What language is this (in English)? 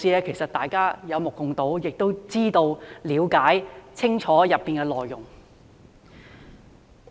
Cantonese